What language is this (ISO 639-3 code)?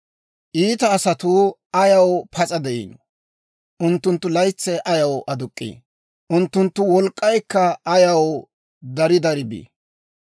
dwr